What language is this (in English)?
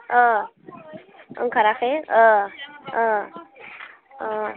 Bodo